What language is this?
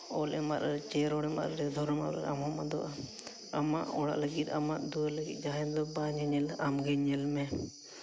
Santali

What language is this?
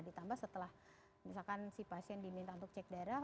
Indonesian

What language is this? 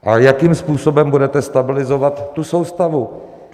Czech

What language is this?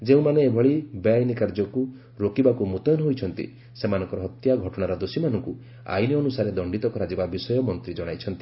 Odia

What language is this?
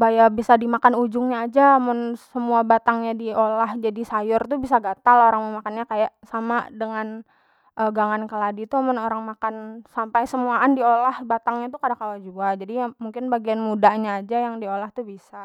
Banjar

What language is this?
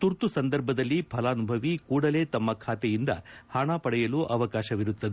Kannada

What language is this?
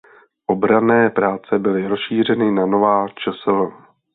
Czech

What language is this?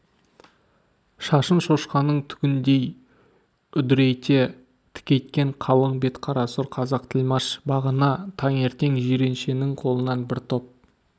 Kazakh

